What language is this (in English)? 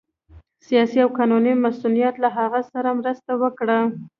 Pashto